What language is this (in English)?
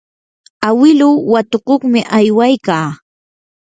Yanahuanca Pasco Quechua